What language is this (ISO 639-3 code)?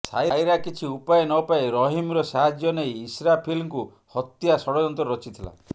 ori